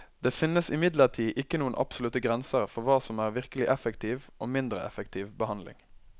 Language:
Norwegian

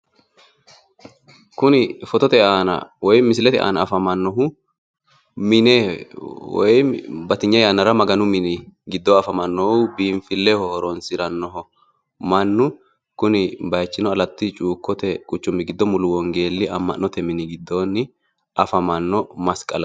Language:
Sidamo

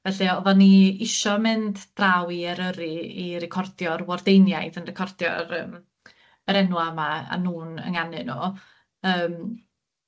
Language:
Welsh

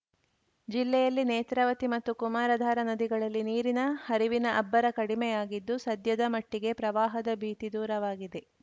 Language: Kannada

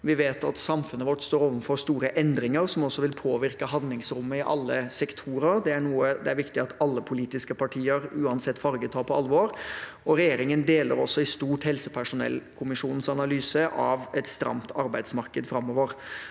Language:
Norwegian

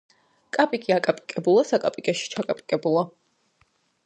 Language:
Georgian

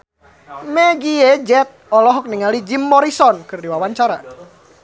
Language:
Sundanese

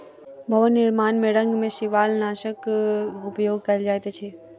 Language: Maithili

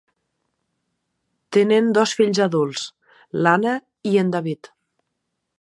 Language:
Catalan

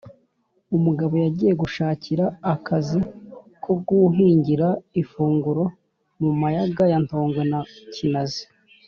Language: Kinyarwanda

